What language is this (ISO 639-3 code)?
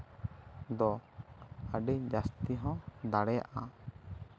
sat